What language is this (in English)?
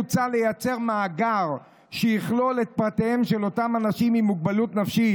Hebrew